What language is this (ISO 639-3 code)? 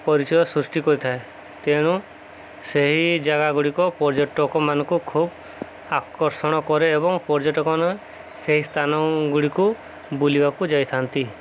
ori